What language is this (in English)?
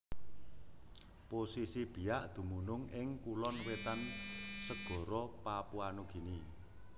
Javanese